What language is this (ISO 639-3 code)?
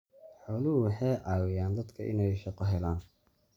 som